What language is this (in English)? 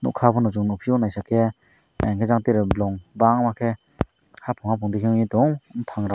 Kok Borok